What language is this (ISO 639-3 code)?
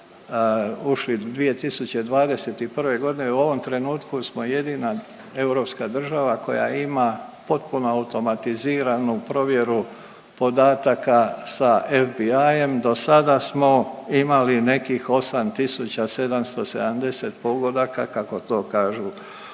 hrv